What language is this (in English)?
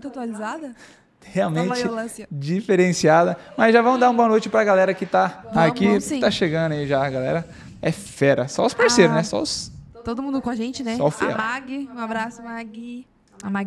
Portuguese